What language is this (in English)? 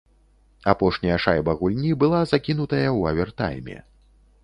Belarusian